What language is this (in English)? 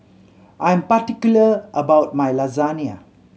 English